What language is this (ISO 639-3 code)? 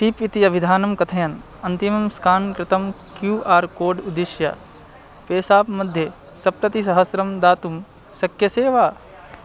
san